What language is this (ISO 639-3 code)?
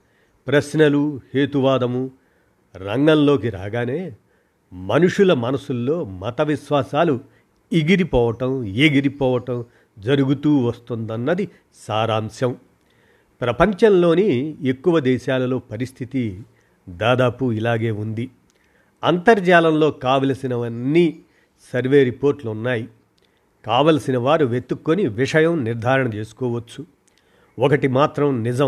tel